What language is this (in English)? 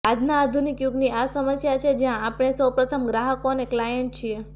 Gujarati